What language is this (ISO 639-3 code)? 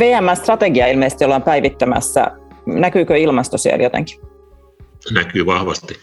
fin